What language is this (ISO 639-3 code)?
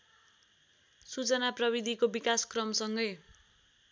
nep